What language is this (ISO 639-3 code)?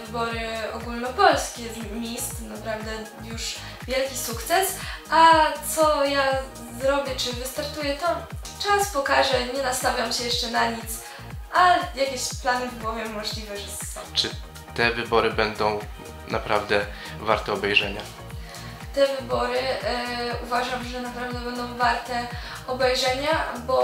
pol